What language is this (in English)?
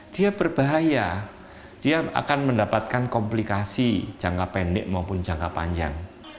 Indonesian